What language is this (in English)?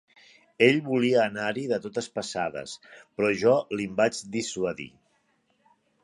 Catalan